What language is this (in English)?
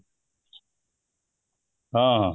Odia